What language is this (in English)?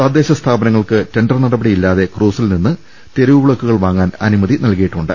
Malayalam